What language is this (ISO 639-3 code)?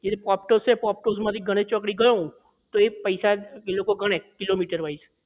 guj